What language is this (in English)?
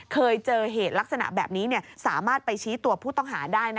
Thai